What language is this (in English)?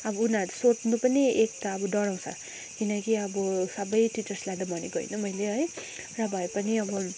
Nepali